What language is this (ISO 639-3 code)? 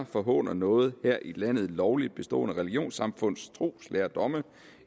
dan